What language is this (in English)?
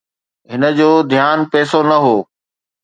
Sindhi